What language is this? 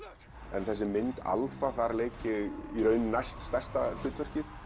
Icelandic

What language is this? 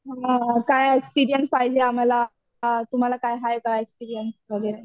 Marathi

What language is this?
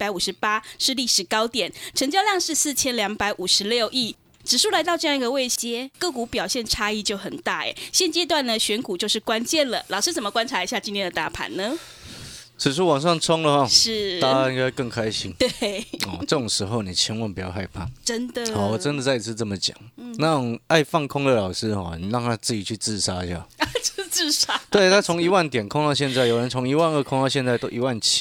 Chinese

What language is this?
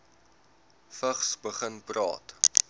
Afrikaans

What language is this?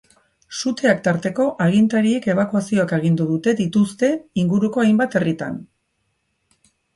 Basque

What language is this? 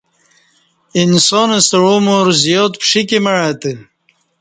Kati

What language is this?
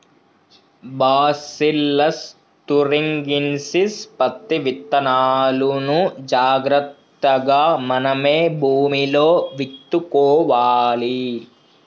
Telugu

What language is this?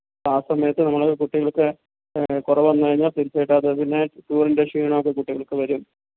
Malayalam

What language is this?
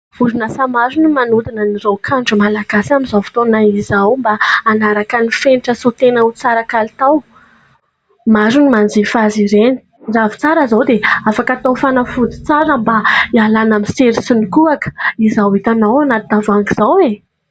Malagasy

